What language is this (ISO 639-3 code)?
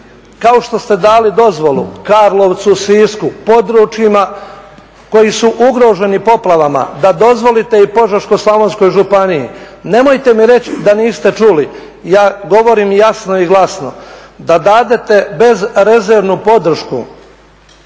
hrv